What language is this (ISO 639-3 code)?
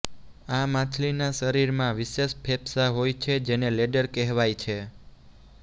guj